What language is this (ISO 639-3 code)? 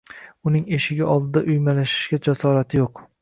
uzb